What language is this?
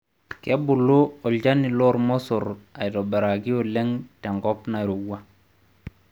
Masai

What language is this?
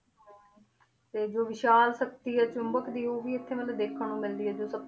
Punjabi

